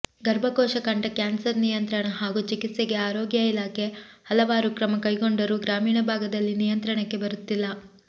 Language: Kannada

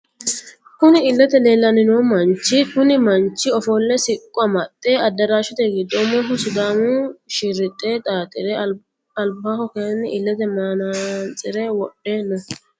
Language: Sidamo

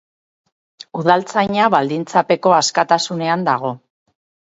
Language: Basque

